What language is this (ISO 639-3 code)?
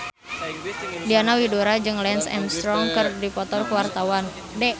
sun